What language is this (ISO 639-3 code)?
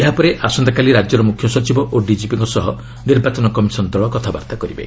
ori